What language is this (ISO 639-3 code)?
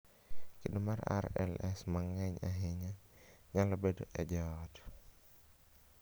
luo